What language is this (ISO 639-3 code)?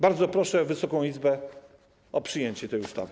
pol